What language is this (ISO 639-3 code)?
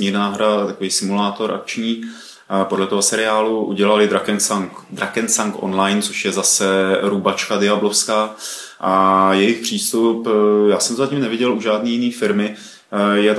ces